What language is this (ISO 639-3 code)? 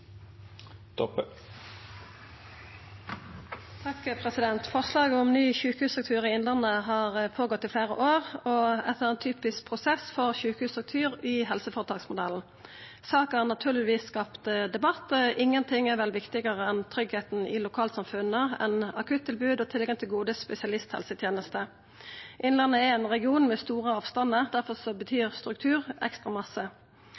nno